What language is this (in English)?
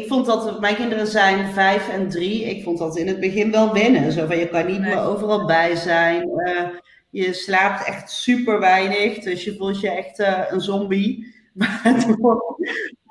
Dutch